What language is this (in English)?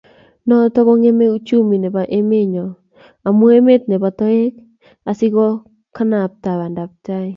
Kalenjin